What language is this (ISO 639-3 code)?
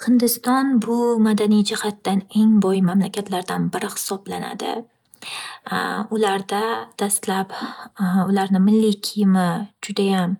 uzb